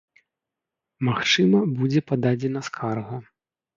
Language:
Belarusian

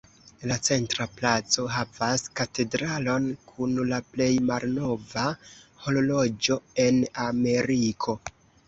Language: Esperanto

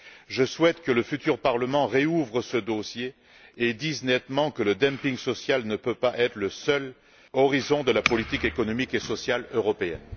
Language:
French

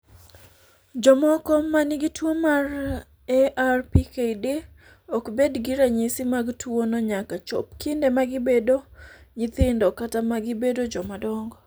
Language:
Luo (Kenya and Tanzania)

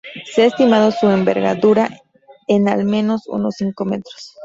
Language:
Spanish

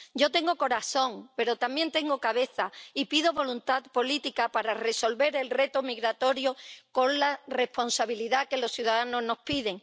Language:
Spanish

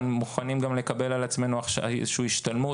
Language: Hebrew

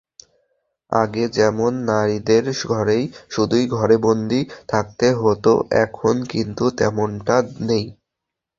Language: Bangla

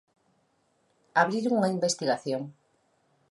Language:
Galician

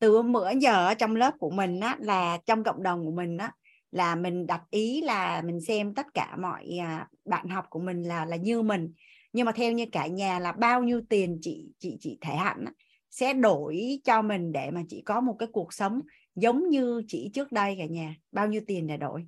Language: Vietnamese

